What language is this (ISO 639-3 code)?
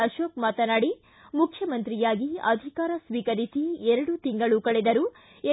kan